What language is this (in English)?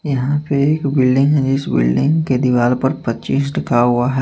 Hindi